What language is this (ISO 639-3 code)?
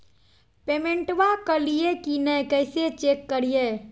mag